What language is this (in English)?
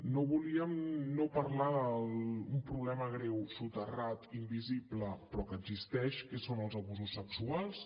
Catalan